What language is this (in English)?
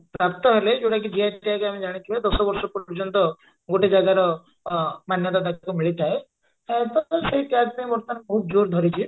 Odia